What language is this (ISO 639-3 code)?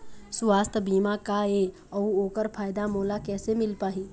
hne